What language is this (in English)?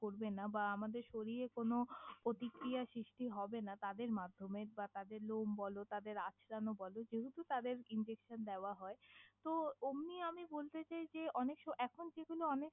Bangla